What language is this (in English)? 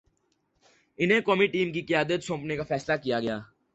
Urdu